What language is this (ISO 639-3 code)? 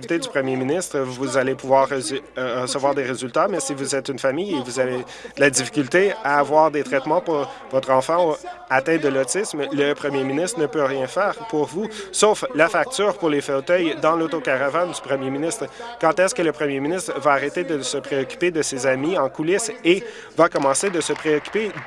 fra